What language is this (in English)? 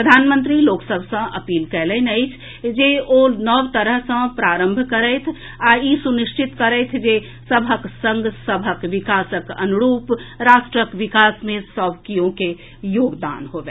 Maithili